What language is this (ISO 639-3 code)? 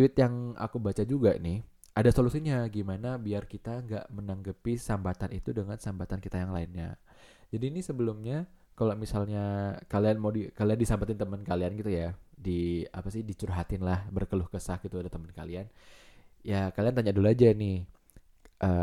ind